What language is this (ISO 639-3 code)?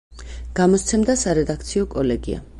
kat